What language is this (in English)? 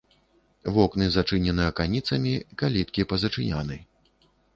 Belarusian